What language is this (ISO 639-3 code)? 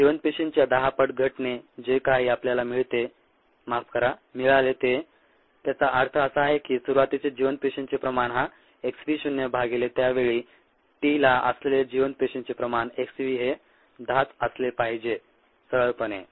mar